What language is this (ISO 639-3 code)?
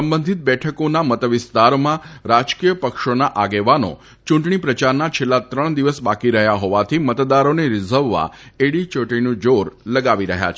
guj